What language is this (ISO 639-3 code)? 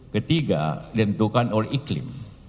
ind